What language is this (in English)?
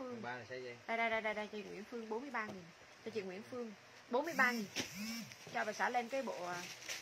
Vietnamese